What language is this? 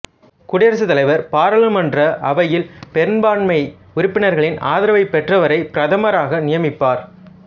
Tamil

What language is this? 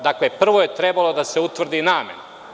Serbian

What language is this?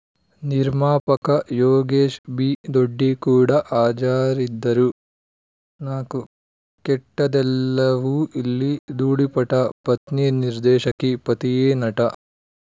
Kannada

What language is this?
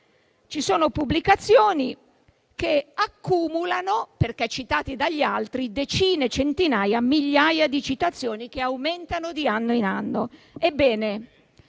Italian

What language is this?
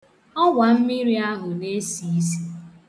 Igbo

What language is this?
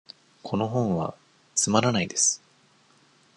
Japanese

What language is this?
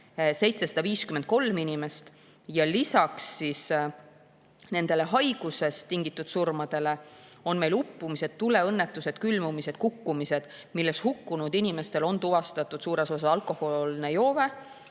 Estonian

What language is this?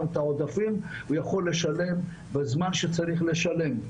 Hebrew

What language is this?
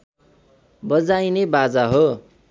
Nepali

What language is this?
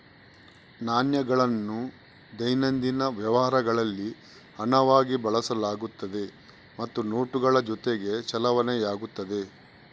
Kannada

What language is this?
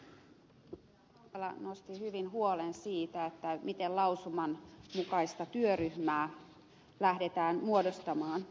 Finnish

